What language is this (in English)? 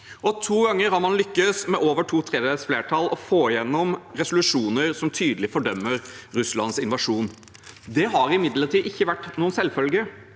Norwegian